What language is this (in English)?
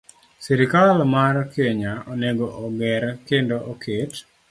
Luo (Kenya and Tanzania)